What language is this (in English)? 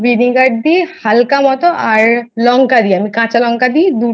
Bangla